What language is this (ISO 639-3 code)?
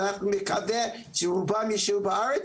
heb